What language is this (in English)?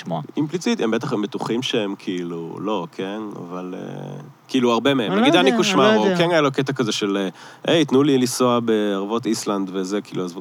Hebrew